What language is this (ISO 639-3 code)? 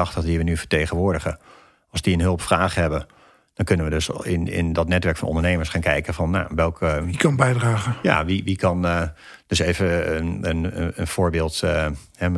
nld